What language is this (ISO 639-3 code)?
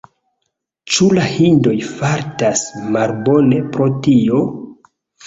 epo